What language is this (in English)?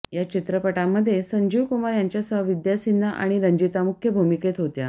Marathi